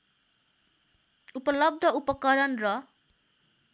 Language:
Nepali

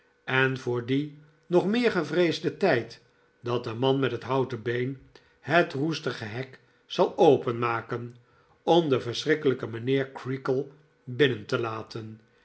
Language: Dutch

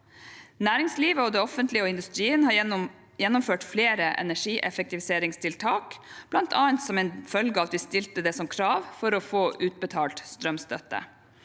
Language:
Norwegian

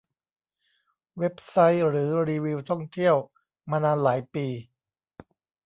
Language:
Thai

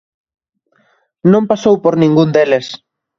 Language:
Galician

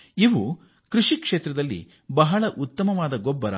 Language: Kannada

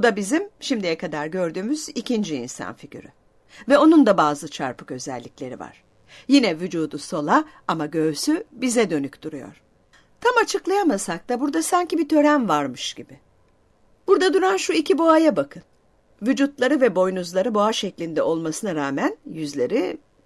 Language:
Turkish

